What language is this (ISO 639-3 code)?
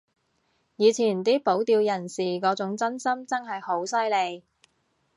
yue